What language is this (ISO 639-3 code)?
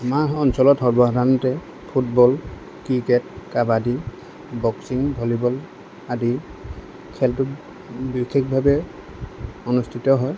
asm